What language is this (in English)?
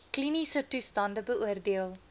Afrikaans